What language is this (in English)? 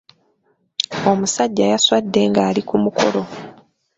Ganda